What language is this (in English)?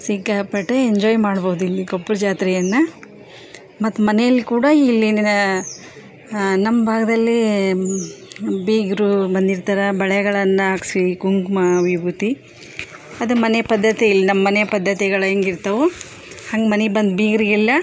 Kannada